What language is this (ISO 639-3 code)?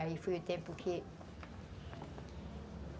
por